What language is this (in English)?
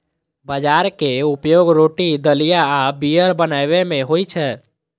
Maithili